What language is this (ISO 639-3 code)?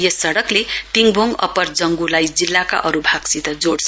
nep